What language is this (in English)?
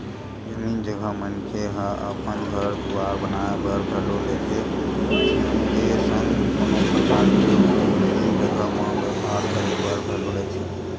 Chhattisgarhi